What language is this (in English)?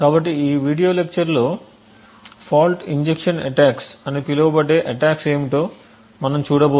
Telugu